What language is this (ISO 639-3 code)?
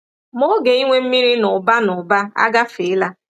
ibo